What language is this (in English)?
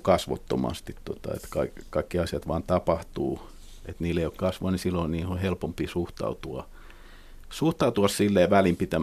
Finnish